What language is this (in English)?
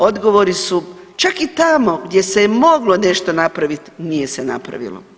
Croatian